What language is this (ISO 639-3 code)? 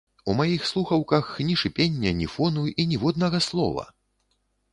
bel